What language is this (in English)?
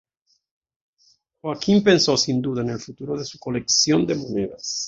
Spanish